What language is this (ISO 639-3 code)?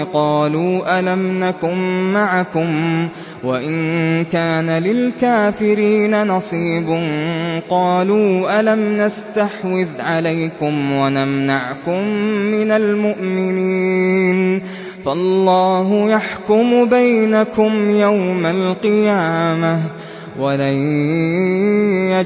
ara